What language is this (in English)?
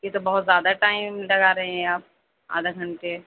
Urdu